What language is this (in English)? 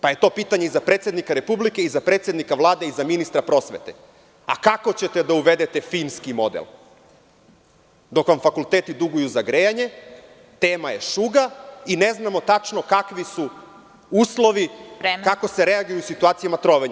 Serbian